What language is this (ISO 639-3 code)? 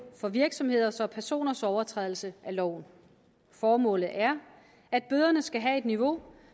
dan